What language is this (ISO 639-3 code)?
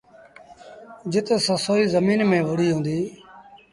sbn